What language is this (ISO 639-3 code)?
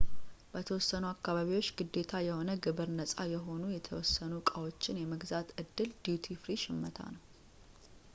amh